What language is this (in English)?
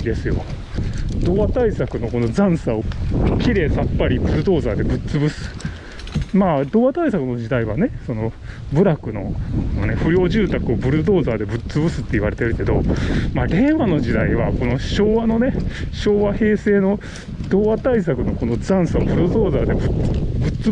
Japanese